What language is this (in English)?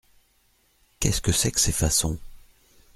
French